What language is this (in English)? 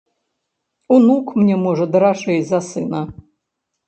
Belarusian